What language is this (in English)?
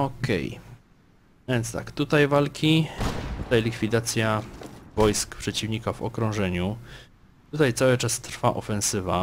Polish